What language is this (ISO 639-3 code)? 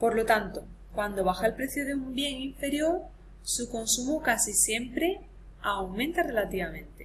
spa